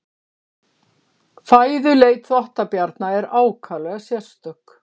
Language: Icelandic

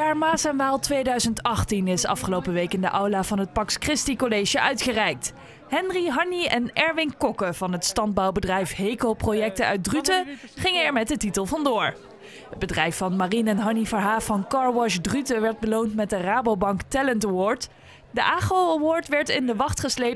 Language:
Dutch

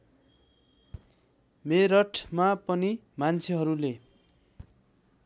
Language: Nepali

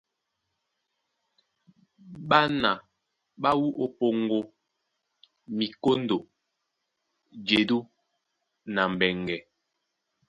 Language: Duala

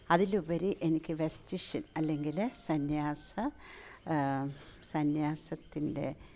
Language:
Malayalam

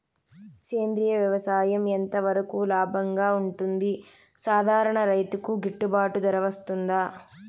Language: Telugu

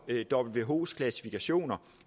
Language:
Danish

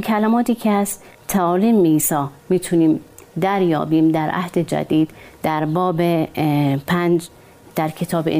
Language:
Persian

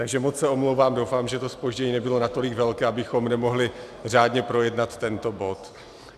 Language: Czech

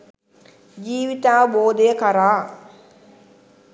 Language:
Sinhala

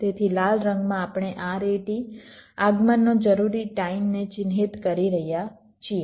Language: Gujarati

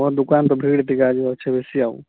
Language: Odia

